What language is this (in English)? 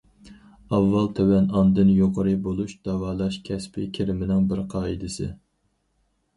Uyghur